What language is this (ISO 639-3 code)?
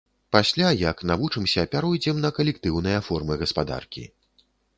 bel